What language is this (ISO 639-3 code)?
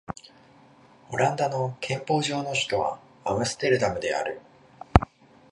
jpn